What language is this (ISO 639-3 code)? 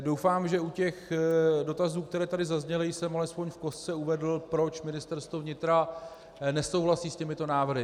ces